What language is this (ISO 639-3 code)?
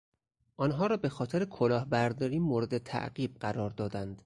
fas